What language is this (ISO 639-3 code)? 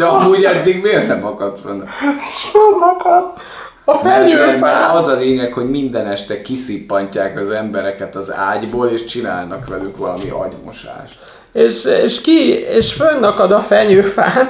hun